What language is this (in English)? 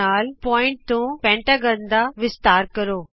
Punjabi